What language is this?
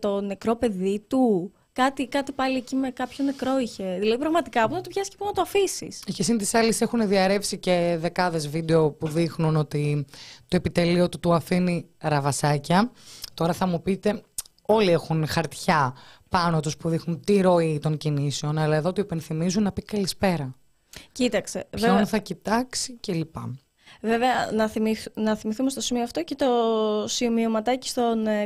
Greek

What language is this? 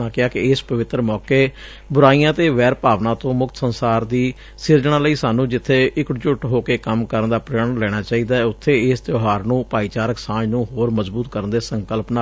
Punjabi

